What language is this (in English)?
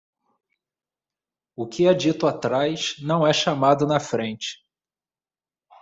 Portuguese